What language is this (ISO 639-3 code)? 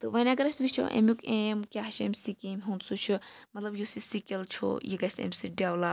kas